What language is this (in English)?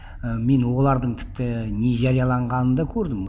Kazakh